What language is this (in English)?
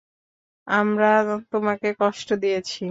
Bangla